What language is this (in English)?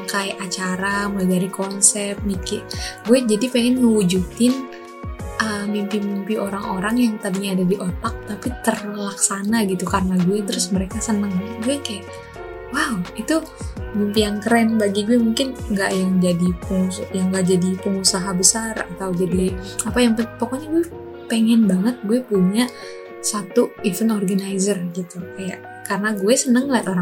Indonesian